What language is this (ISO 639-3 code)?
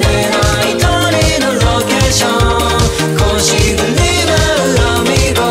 tha